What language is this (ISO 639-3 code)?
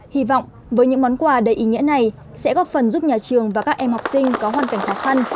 vie